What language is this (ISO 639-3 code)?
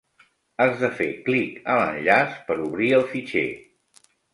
cat